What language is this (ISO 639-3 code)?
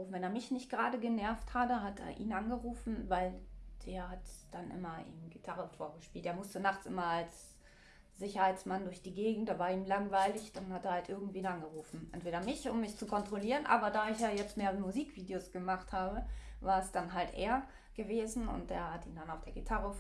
deu